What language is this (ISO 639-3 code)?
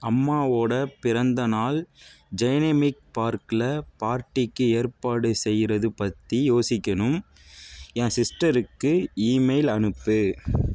tam